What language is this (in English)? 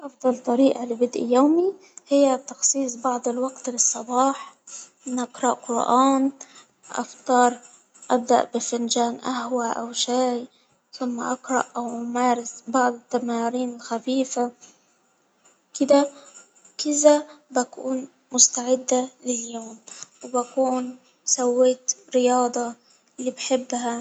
Hijazi Arabic